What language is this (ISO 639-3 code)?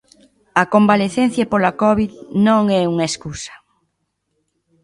glg